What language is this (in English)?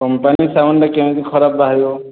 Odia